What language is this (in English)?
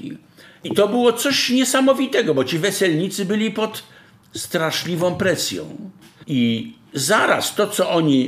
Polish